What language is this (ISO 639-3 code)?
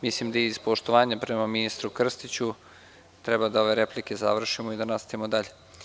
srp